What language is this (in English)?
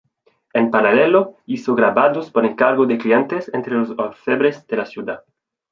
Spanish